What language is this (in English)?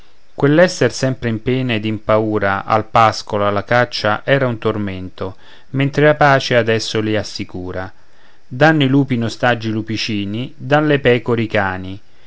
Italian